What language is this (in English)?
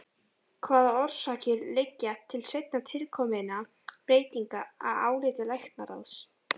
Icelandic